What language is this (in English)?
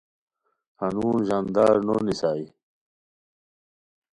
Khowar